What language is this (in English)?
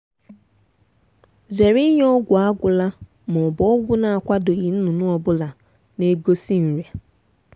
Igbo